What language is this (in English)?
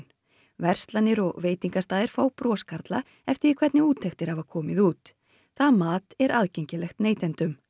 Icelandic